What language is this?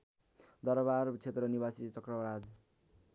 Nepali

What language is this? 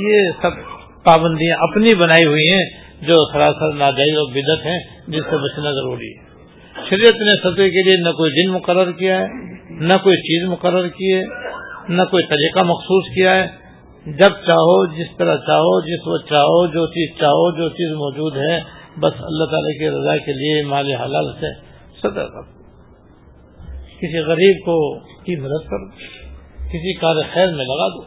Urdu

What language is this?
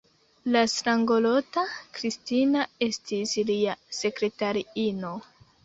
Esperanto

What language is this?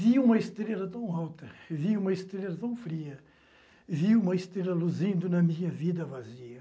Portuguese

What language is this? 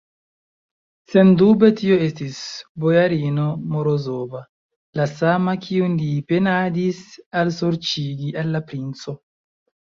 Esperanto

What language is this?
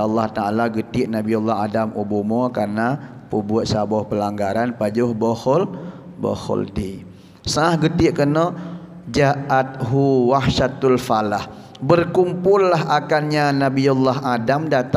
Malay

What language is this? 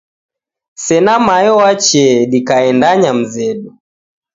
Taita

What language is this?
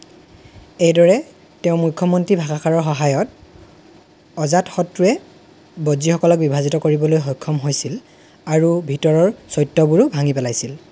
Assamese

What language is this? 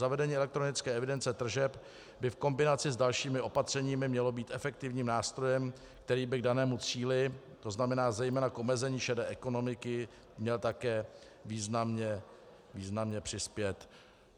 Czech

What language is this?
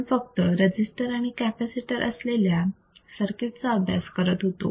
Marathi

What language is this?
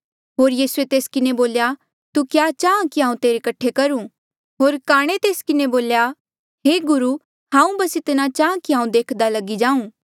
Mandeali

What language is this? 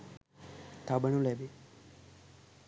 Sinhala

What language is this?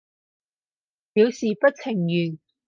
Cantonese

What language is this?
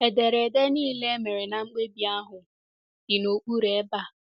Igbo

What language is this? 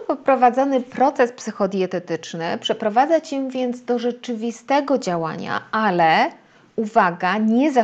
Polish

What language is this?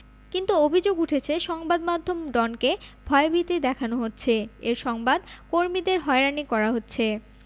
Bangla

